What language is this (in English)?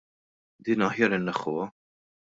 Maltese